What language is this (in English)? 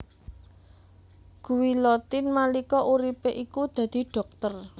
Javanese